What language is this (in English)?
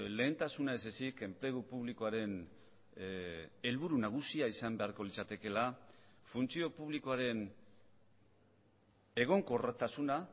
Basque